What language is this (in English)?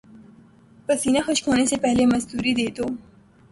Urdu